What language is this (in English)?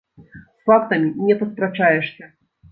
Belarusian